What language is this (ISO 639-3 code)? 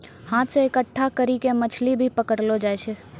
mai